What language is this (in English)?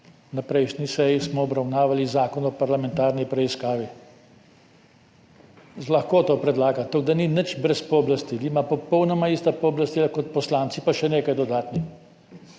Slovenian